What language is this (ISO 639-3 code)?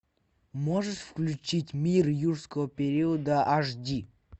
rus